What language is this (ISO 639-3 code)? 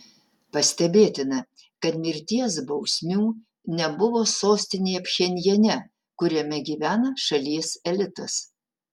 lit